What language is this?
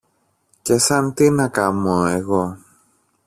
Greek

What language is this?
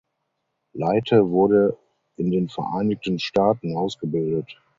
German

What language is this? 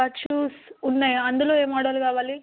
Telugu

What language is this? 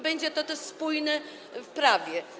Polish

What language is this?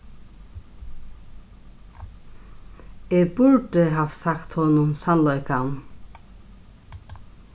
Faroese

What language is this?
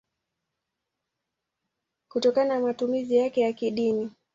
Swahili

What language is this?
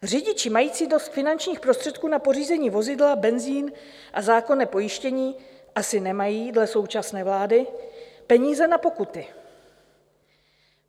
Czech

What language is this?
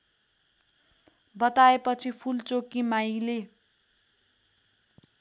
Nepali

